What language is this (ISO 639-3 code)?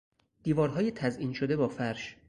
fas